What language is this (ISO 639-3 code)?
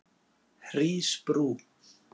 isl